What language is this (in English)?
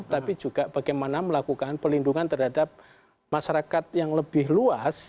Indonesian